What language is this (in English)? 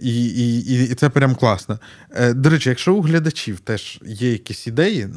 Ukrainian